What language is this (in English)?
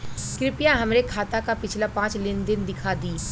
Bhojpuri